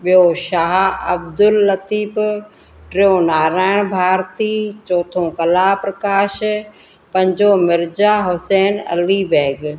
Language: Sindhi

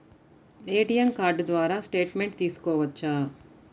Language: Telugu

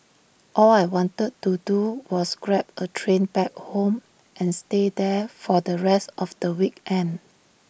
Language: English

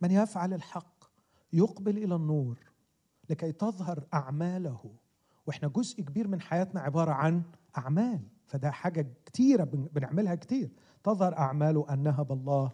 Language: Arabic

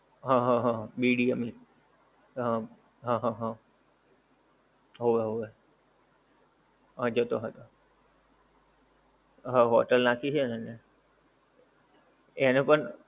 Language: Gujarati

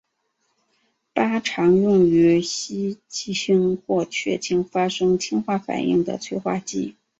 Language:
Chinese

